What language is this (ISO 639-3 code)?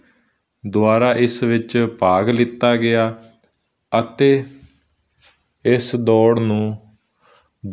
pan